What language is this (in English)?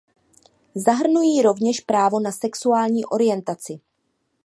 Czech